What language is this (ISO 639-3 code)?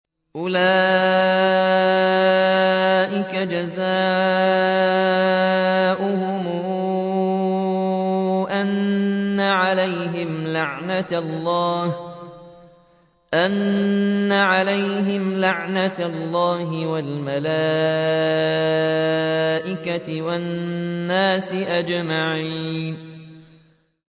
ara